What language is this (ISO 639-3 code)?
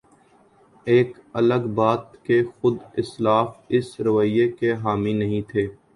urd